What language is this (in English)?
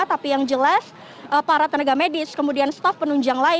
Indonesian